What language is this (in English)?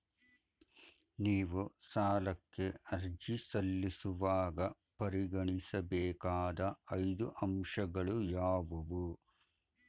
Kannada